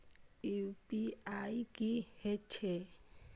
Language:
Maithili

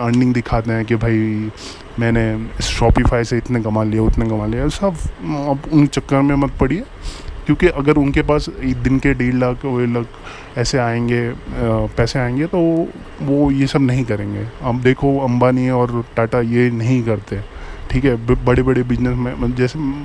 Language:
Hindi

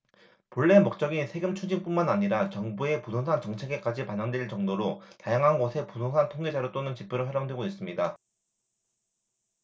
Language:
Korean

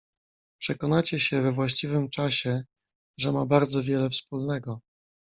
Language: Polish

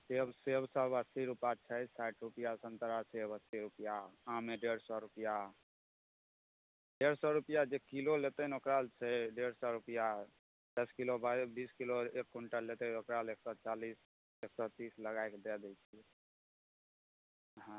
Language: Maithili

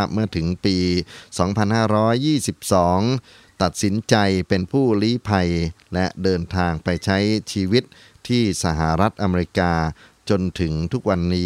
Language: Thai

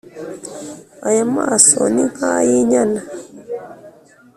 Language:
Kinyarwanda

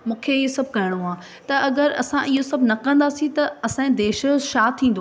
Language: Sindhi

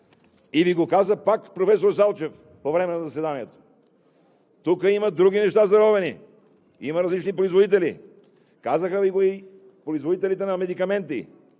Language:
Bulgarian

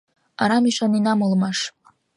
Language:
Mari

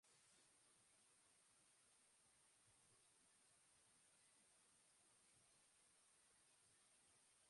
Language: Basque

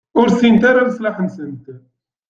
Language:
Kabyle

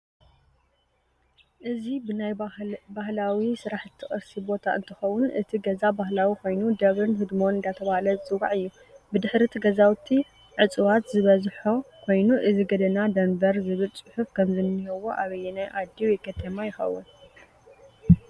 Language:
Tigrinya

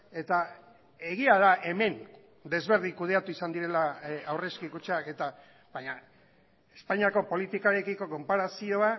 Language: Basque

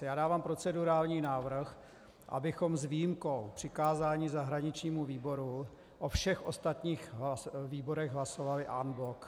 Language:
Czech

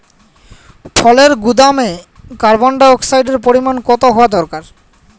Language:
Bangla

